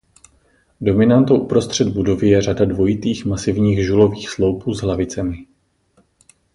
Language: Czech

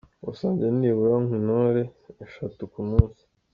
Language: Kinyarwanda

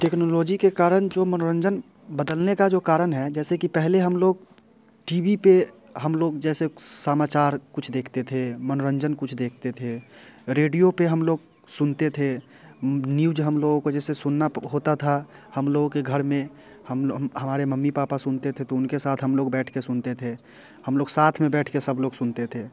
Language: Hindi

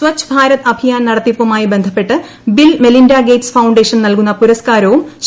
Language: Malayalam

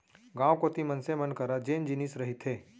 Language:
Chhattisgarhi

